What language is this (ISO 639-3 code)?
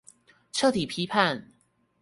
zho